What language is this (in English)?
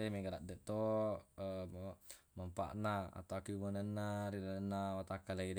Buginese